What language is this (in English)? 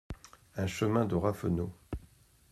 French